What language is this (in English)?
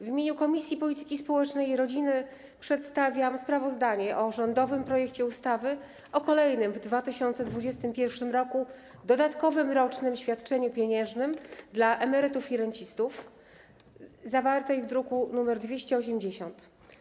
Polish